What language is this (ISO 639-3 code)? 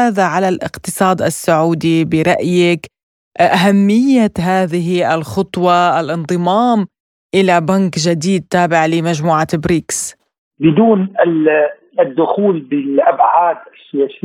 ara